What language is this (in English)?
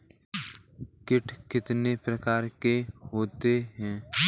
Hindi